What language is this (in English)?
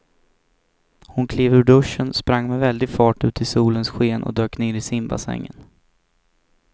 Swedish